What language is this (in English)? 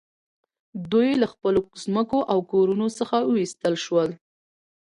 Pashto